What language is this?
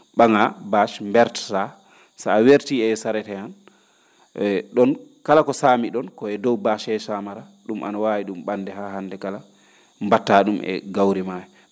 Fula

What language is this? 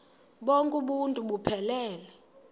Xhosa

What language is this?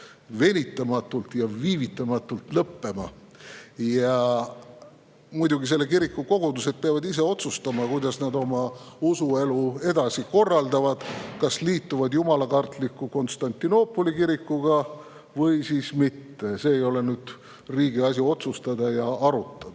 Estonian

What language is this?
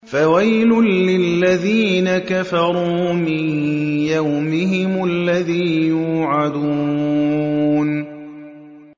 Arabic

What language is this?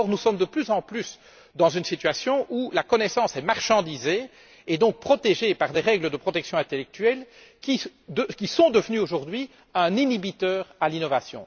French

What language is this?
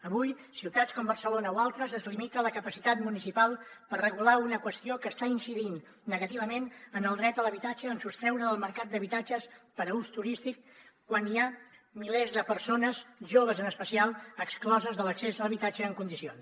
Catalan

